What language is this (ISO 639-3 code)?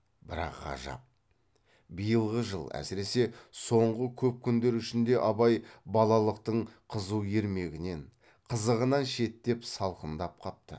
kaz